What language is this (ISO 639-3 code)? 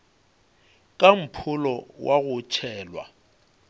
nso